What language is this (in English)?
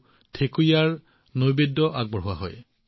Assamese